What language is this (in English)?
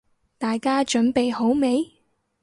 Cantonese